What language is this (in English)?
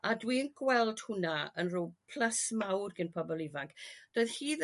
Welsh